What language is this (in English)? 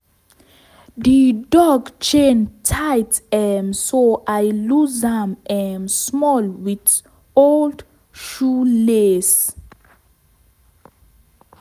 Nigerian Pidgin